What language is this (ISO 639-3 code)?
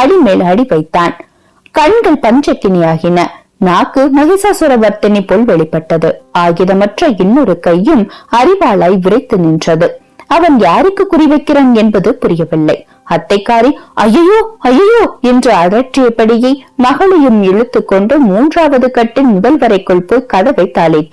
ind